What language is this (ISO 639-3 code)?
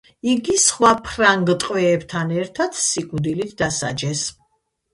kat